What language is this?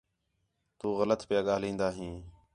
Khetrani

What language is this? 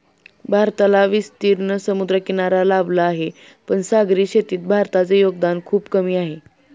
Marathi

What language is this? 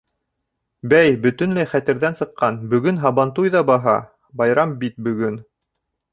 Bashkir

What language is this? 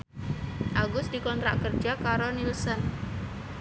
Javanese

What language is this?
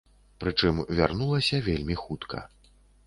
Belarusian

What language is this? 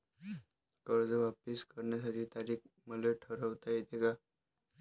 Marathi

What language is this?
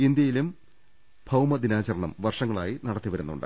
Malayalam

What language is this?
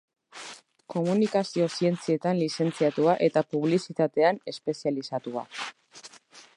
Basque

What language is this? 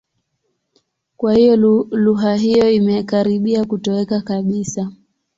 Swahili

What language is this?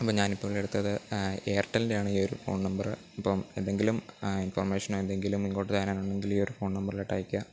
Malayalam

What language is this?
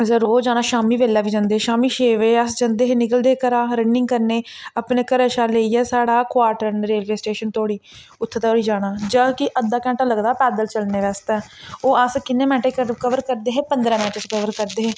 Dogri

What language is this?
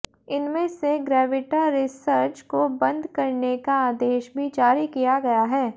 Hindi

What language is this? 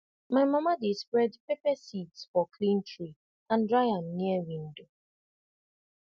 Nigerian Pidgin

